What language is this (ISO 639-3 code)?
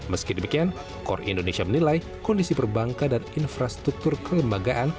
ind